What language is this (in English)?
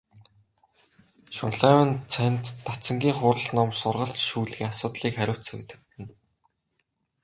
Mongolian